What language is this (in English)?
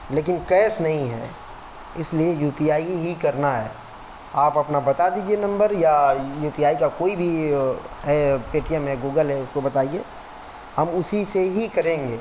Urdu